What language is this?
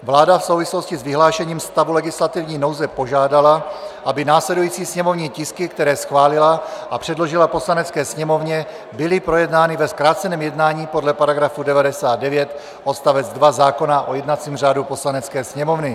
Czech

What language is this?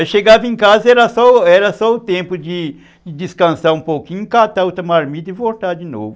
Portuguese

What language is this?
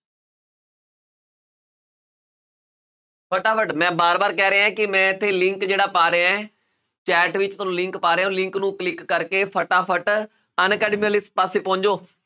Punjabi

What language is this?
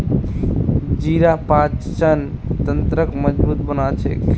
Magahi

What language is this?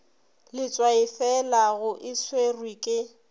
Northern Sotho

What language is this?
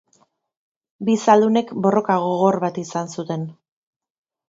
Basque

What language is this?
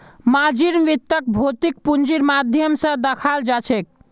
Magahi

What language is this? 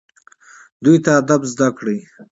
Pashto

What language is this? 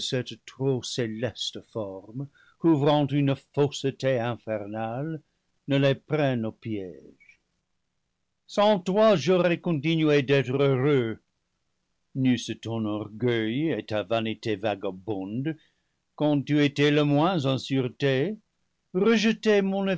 French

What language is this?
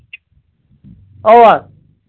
Kashmiri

